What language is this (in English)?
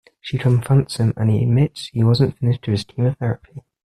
English